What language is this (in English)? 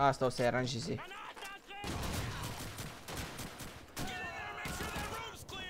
Romanian